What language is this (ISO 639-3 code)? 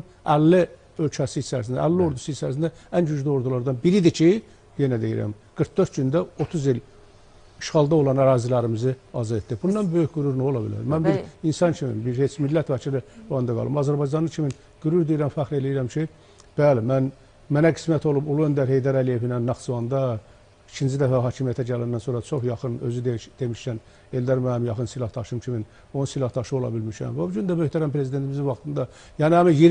tur